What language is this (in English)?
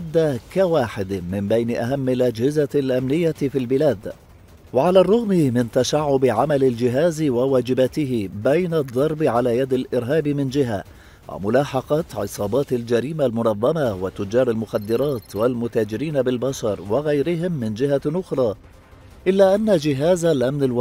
Arabic